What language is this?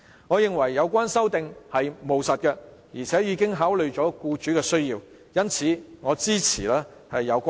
Cantonese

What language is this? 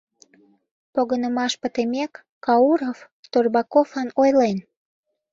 Mari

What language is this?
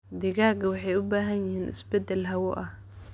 Somali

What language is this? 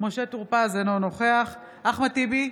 Hebrew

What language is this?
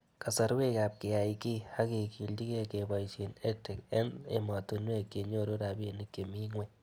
Kalenjin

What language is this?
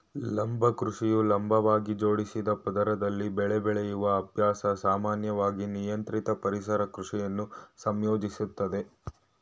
Kannada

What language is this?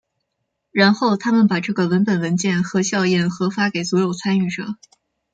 Chinese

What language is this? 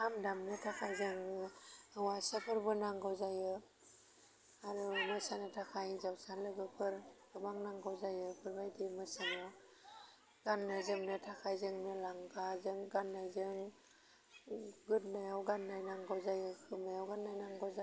Bodo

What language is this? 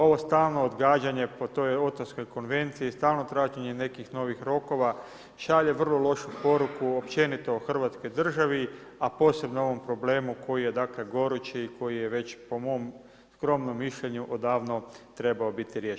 Croatian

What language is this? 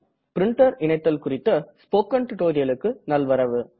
Tamil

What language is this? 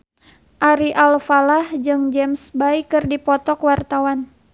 Sundanese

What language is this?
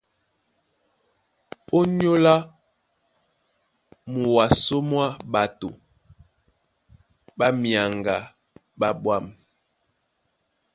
Duala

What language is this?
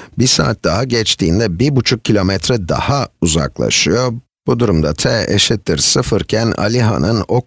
Turkish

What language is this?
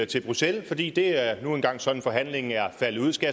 Danish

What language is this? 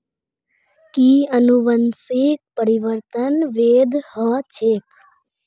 Magahi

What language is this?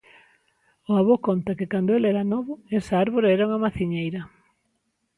Galician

